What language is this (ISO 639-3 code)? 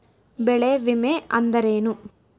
kan